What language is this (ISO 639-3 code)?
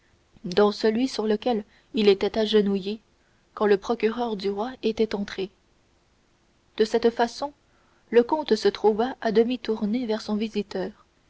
fra